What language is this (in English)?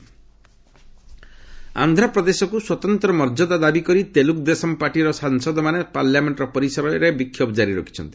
Odia